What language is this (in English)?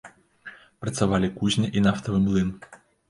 Belarusian